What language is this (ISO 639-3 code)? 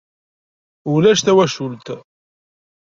kab